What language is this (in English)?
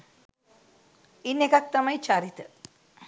Sinhala